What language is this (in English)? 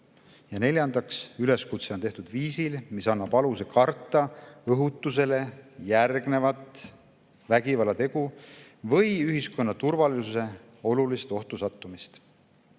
Estonian